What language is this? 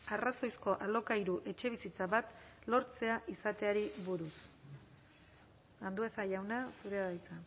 Basque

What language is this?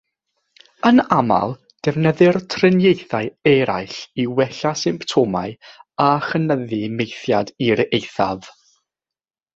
Welsh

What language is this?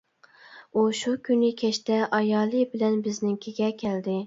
Uyghur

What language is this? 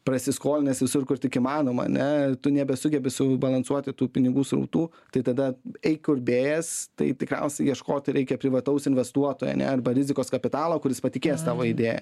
Lithuanian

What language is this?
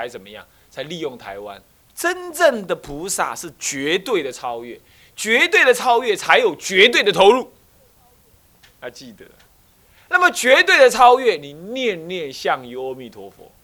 Chinese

